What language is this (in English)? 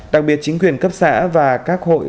Vietnamese